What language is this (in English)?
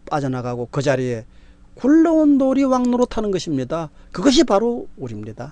Korean